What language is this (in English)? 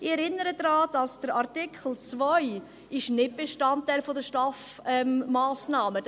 Swiss German